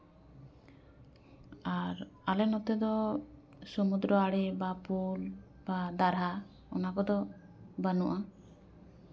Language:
Santali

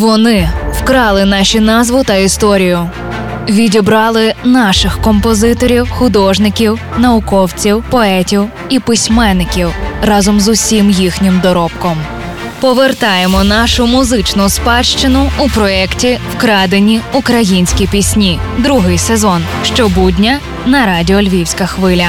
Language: Ukrainian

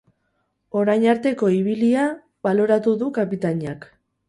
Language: Basque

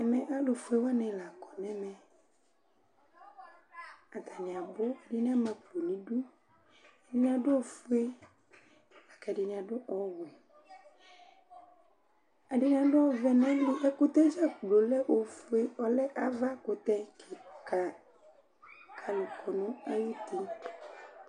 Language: Ikposo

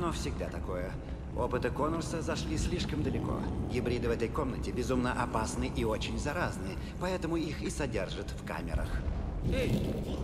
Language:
Russian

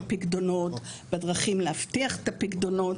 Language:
Hebrew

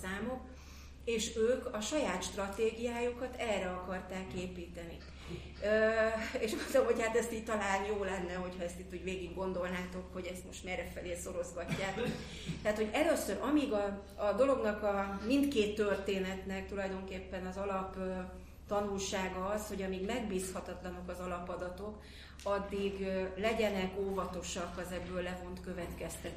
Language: Hungarian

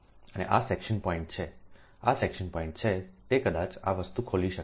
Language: Gujarati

